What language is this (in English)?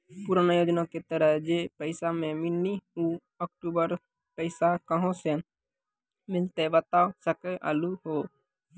Maithili